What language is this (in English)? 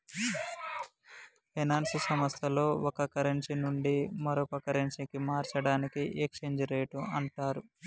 Telugu